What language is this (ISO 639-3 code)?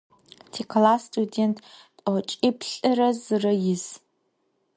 ady